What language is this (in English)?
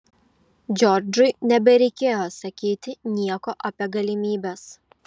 Lithuanian